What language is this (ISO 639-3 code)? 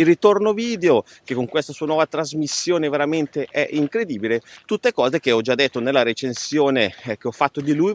ita